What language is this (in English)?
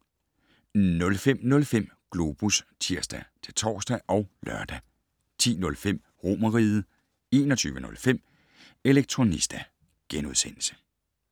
Danish